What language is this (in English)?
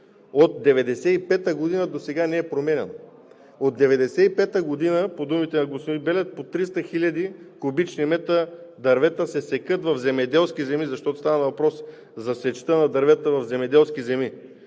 Bulgarian